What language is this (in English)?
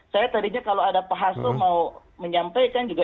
Indonesian